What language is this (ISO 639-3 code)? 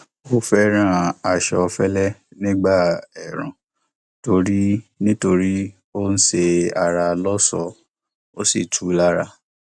yor